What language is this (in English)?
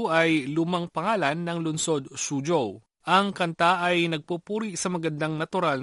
Filipino